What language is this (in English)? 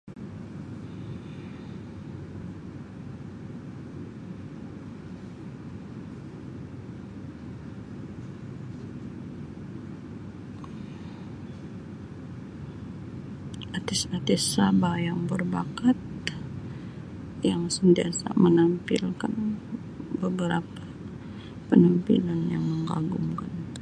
Sabah Malay